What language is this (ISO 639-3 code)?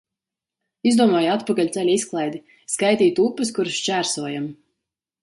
lav